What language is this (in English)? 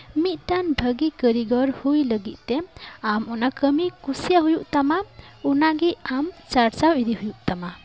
Santali